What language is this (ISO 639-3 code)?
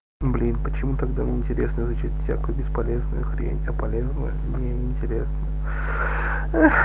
rus